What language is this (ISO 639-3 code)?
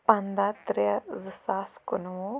kas